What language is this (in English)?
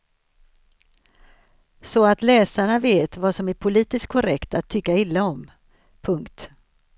Swedish